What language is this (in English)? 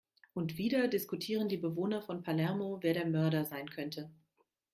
German